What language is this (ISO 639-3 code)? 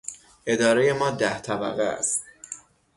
fas